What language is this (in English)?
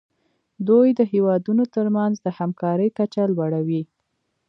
Pashto